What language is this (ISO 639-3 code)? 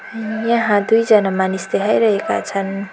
nep